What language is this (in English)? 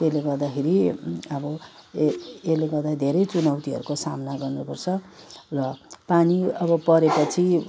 Nepali